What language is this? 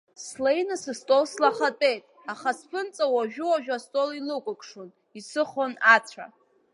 Abkhazian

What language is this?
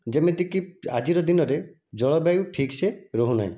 Odia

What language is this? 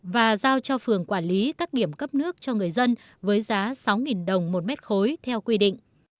Vietnamese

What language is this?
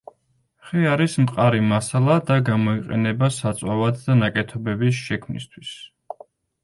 Georgian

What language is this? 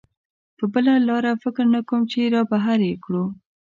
Pashto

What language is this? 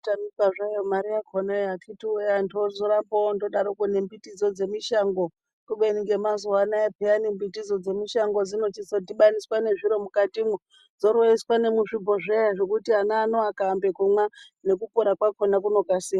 Ndau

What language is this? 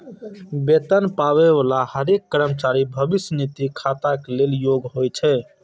Maithili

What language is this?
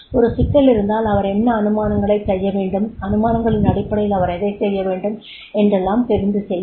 Tamil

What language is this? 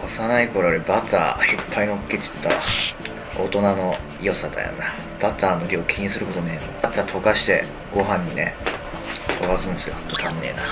Japanese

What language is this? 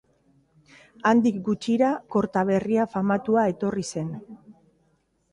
Basque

